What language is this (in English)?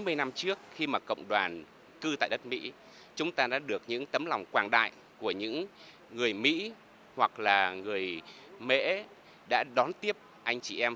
Vietnamese